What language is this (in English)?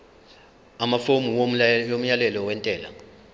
Zulu